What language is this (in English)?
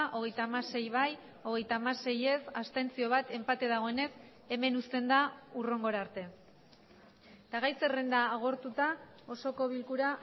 Basque